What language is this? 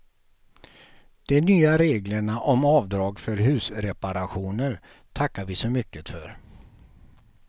Swedish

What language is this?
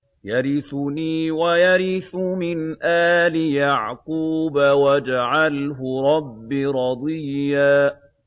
Arabic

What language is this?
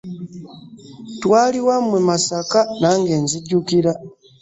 Ganda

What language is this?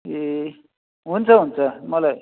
Nepali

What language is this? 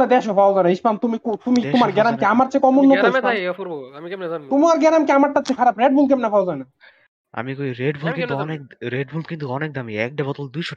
Bangla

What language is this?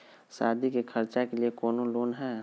Magahi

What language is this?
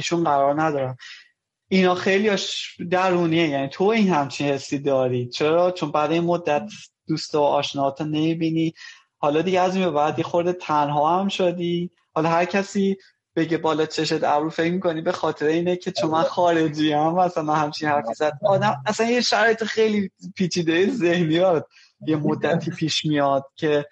Persian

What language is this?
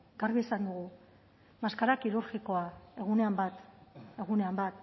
Basque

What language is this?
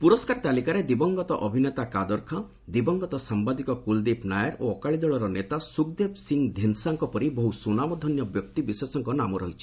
Odia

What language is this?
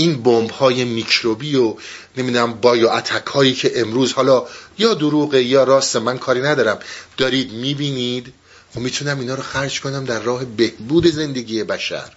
Persian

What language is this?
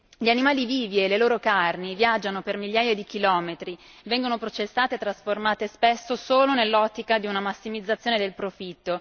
Italian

